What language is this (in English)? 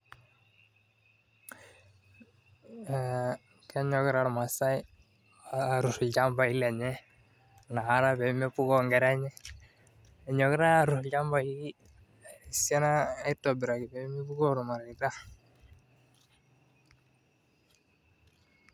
Masai